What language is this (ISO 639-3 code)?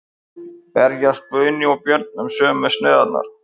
isl